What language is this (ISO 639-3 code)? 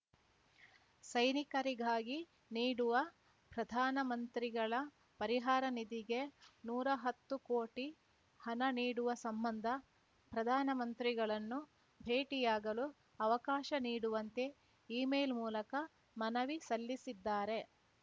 kan